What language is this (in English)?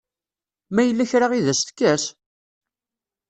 Kabyle